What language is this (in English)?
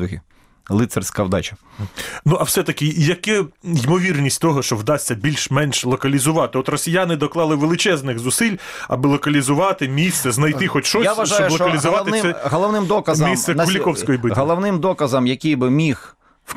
Ukrainian